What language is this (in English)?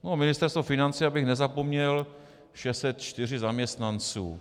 Czech